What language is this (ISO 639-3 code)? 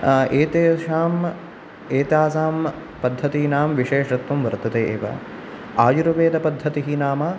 san